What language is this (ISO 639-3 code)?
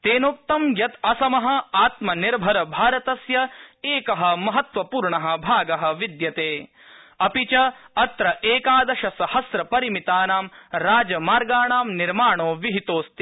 san